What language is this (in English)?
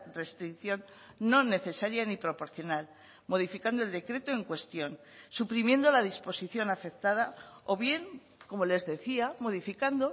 Spanish